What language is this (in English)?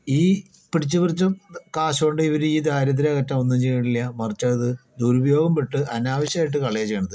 Malayalam